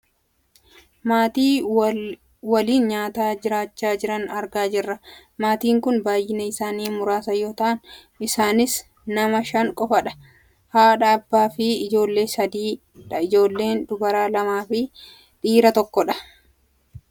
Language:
Oromo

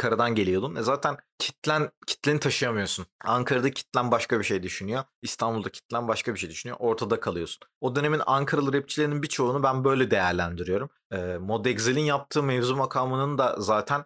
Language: Turkish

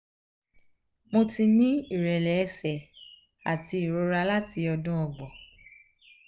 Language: Yoruba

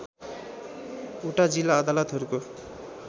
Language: Nepali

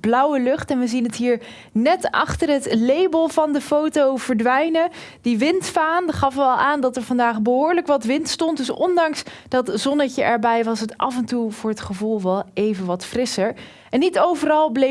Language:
Dutch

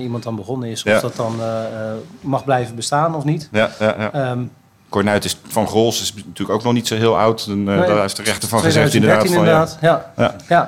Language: Dutch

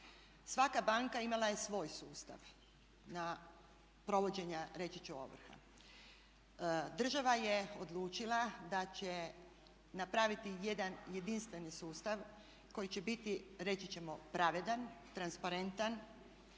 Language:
Croatian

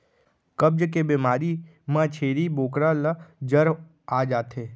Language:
Chhattisgarhi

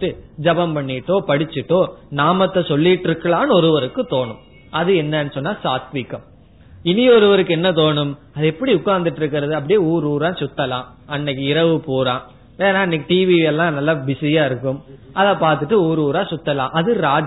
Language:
Tamil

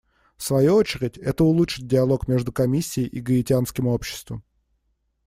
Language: Russian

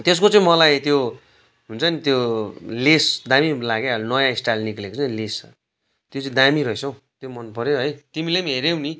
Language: Nepali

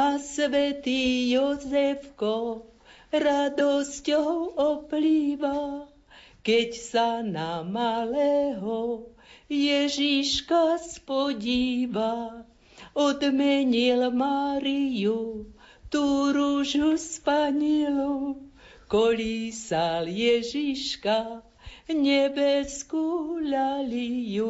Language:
Slovak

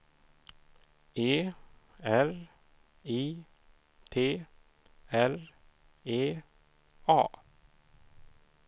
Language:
Swedish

